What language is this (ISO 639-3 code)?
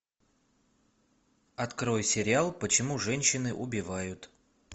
rus